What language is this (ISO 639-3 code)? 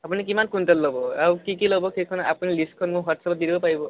asm